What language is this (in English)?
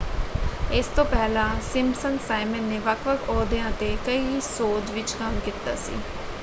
Punjabi